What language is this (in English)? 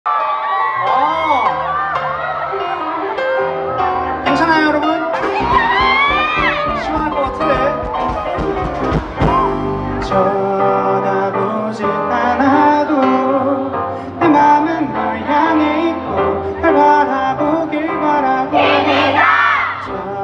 Korean